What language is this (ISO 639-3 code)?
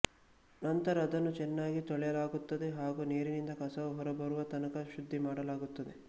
kan